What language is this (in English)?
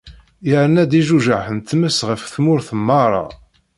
Kabyle